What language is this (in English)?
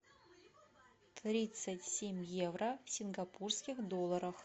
Russian